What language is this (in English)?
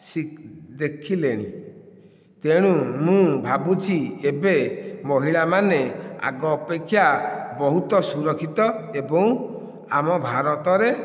Odia